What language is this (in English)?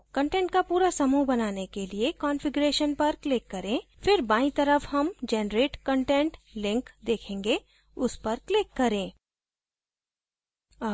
Hindi